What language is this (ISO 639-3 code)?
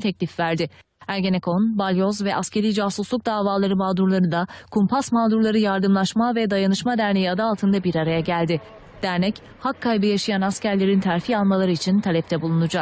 tur